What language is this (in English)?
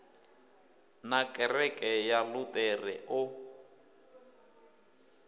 Venda